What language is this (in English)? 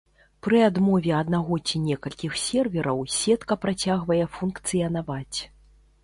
Belarusian